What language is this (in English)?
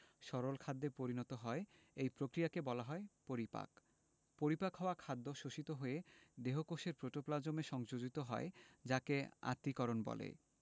Bangla